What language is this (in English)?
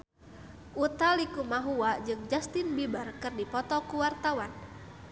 Sundanese